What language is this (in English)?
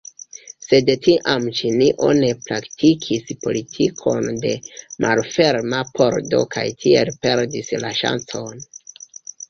Esperanto